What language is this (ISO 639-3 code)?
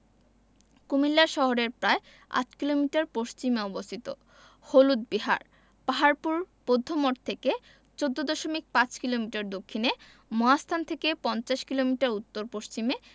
ben